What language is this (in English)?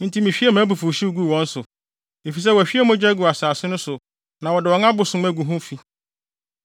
Akan